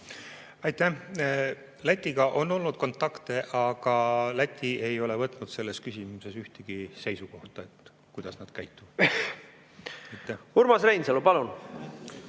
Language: Estonian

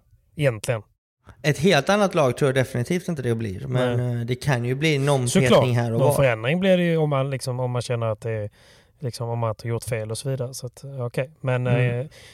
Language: Swedish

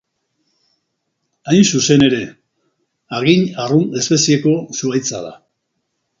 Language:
Basque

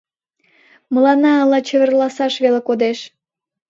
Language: Mari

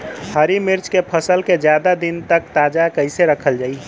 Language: Bhojpuri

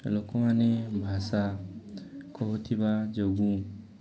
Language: Odia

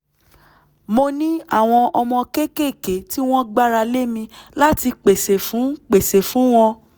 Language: Yoruba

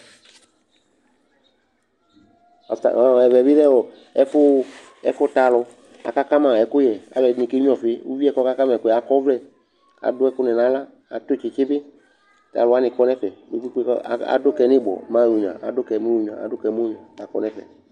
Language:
Ikposo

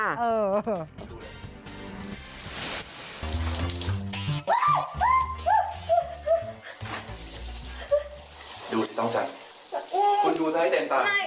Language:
Thai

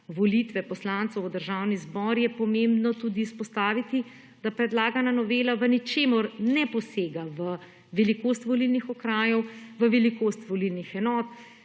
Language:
Slovenian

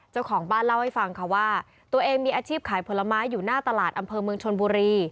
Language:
Thai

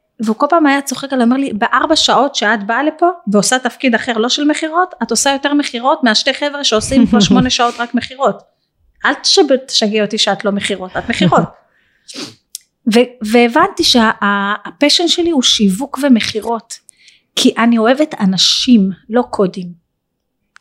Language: Hebrew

